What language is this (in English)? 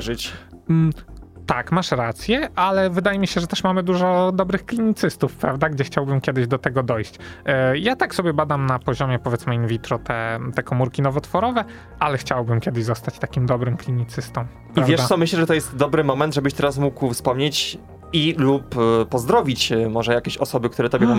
Polish